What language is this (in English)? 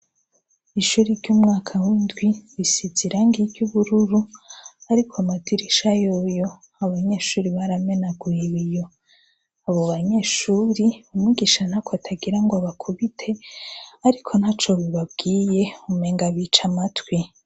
Rundi